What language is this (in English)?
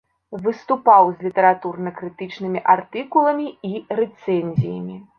Belarusian